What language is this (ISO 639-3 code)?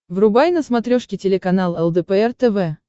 rus